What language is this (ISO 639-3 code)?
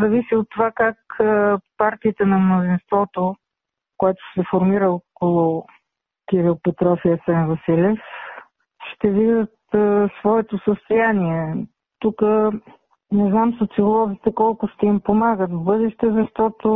bul